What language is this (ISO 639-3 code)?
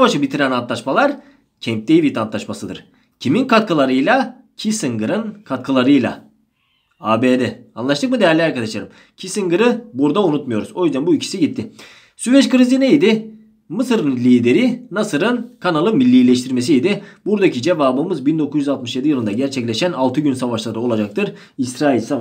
tur